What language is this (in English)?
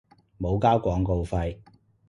Cantonese